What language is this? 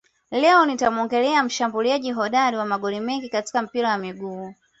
Swahili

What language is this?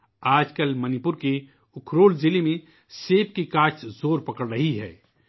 Urdu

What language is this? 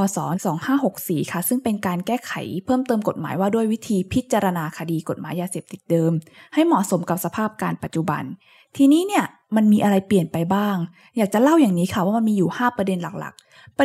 Thai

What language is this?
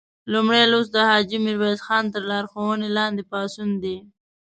Pashto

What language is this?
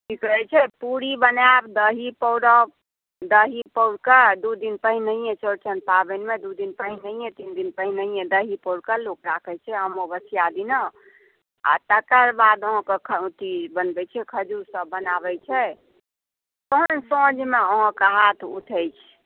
Maithili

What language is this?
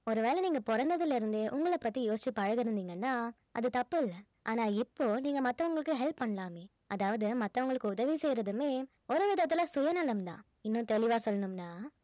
Tamil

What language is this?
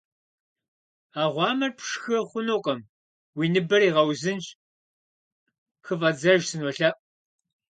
Kabardian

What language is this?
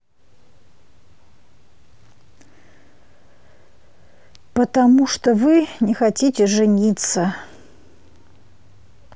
Russian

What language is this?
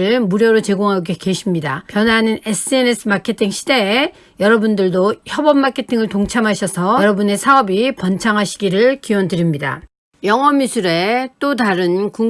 Korean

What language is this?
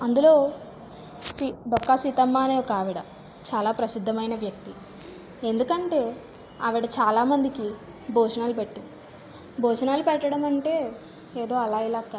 Telugu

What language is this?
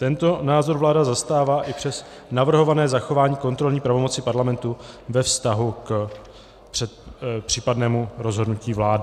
Czech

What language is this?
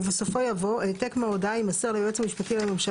Hebrew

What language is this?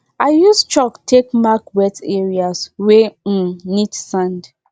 Nigerian Pidgin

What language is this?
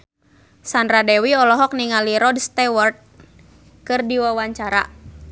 Sundanese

